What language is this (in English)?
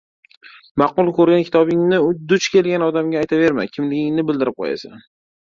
Uzbek